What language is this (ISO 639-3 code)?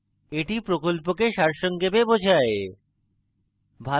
ben